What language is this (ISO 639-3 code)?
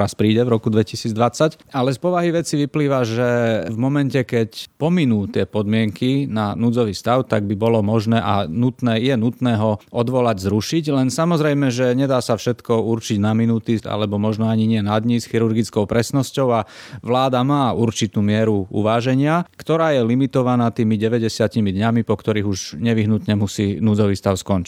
slk